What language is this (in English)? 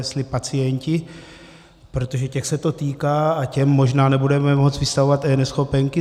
Czech